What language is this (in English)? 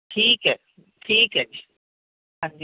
Punjabi